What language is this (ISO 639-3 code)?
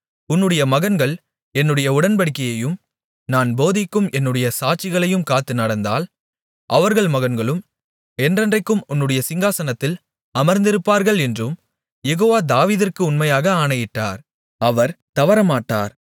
tam